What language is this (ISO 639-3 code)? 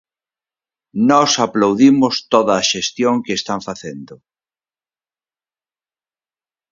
glg